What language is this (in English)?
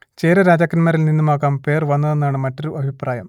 Malayalam